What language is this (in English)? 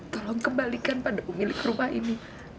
Indonesian